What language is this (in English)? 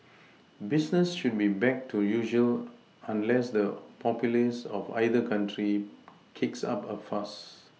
English